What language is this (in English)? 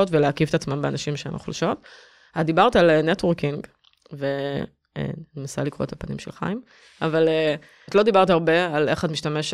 Hebrew